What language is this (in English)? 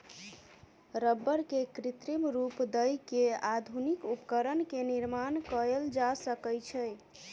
Maithili